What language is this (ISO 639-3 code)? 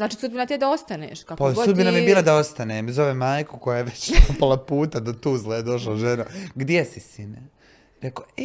hrv